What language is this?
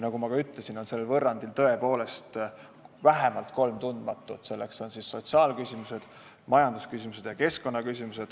Estonian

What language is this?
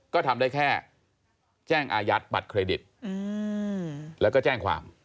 Thai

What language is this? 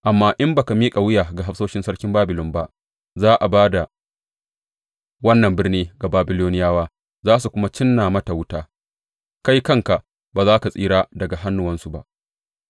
Hausa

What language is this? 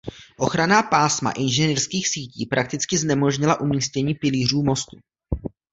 Czech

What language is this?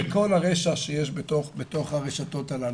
Hebrew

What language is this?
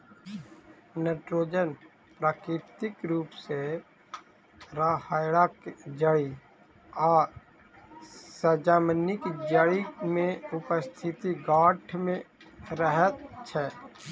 Maithili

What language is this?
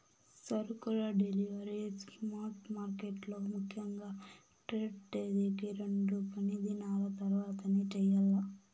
Telugu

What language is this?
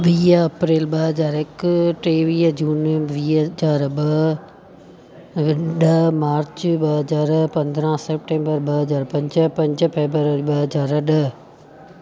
Sindhi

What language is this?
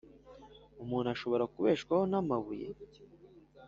Kinyarwanda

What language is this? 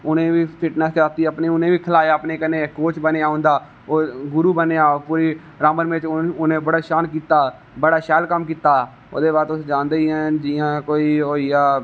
Dogri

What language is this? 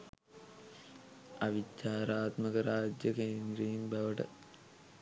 Sinhala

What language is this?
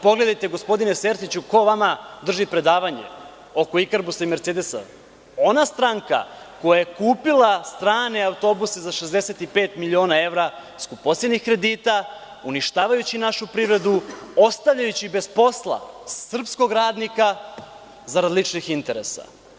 Serbian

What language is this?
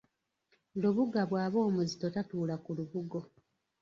Ganda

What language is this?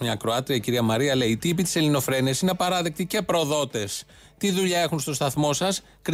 Greek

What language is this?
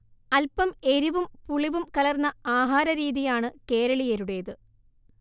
Malayalam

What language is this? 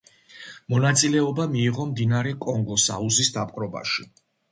Georgian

